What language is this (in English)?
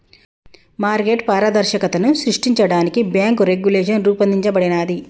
Telugu